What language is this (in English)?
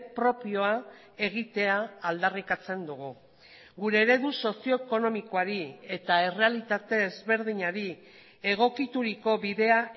Basque